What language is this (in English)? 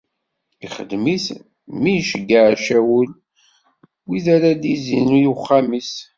Kabyle